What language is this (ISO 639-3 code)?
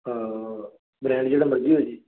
pan